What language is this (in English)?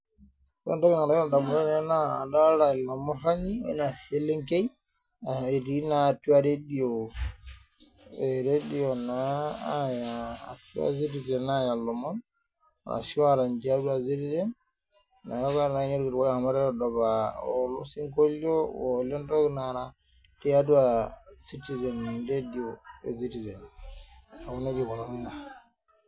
Masai